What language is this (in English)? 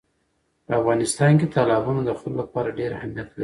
Pashto